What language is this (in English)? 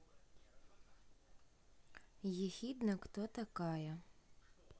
Russian